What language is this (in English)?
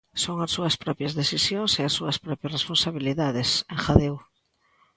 Galician